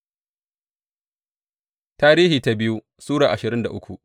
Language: Hausa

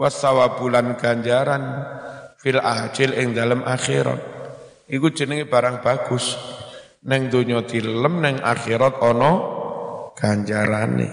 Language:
Indonesian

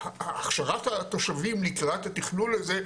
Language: Hebrew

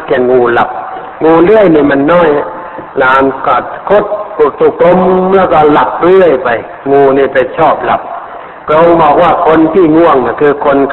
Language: Thai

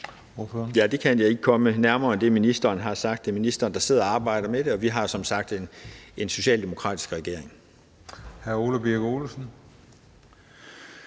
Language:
Danish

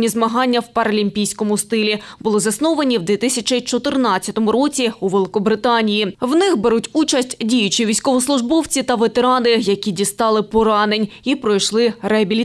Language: Ukrainian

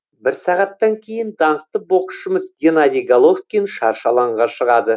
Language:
Kazakh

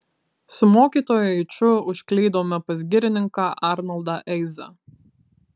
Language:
Lithuanian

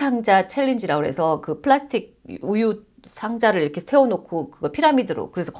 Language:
Korean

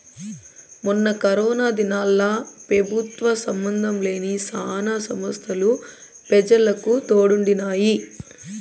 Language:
Telugu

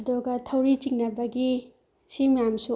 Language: Manipuri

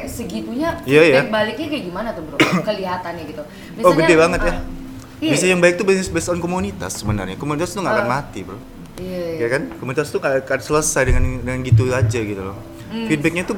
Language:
Indonesian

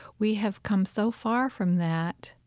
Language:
English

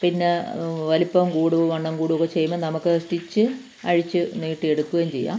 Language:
Malayalam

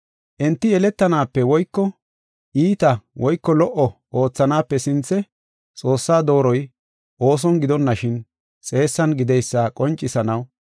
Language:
Gofa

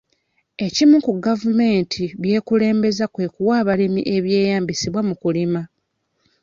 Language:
Ganda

